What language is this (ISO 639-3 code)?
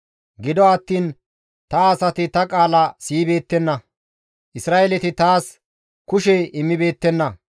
gmv